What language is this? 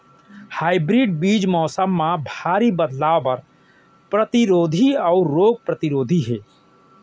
Chhattisgarhi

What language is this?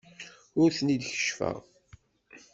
Kabyle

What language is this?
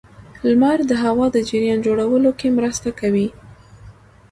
Pashto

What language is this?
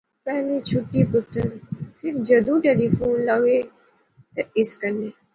Pahari-Potwari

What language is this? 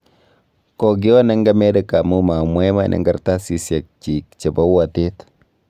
Kalenjin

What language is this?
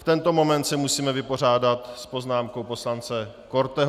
Czech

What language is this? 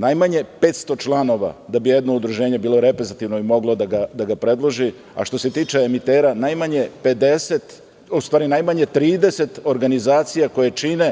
Serbian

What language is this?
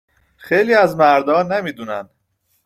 Persian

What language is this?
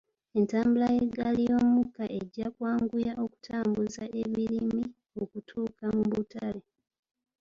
Ganda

